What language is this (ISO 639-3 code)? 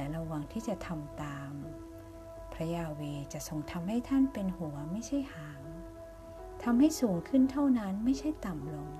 tha